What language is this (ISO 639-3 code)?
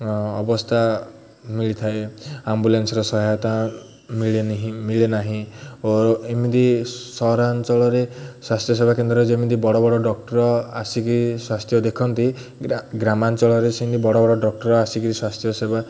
ori